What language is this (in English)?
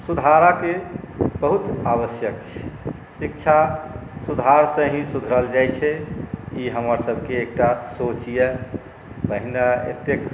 Maithili